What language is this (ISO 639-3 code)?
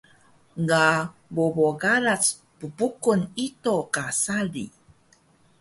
trv